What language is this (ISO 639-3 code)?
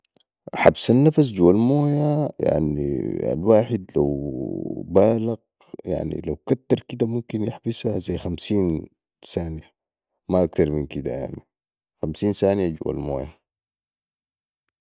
apd